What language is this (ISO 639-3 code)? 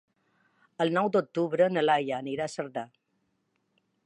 cat